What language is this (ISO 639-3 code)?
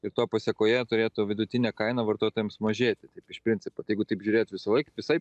lit